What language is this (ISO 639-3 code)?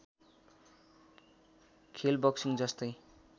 nep